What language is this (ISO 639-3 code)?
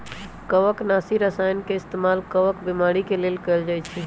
mag